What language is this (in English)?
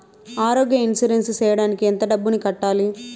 Telugu